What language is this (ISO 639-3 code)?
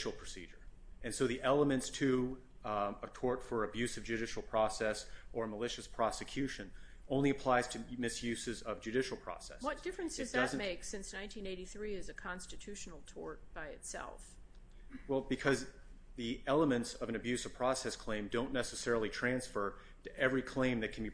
eng